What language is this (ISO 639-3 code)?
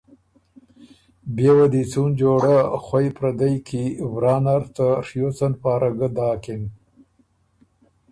oru